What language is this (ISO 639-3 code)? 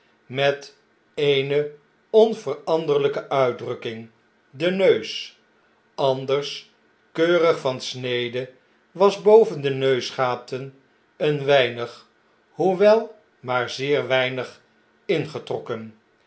nld